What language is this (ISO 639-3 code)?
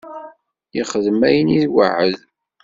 kab